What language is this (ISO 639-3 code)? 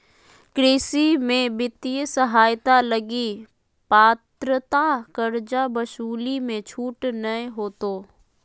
mag